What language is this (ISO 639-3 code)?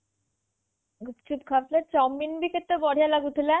ori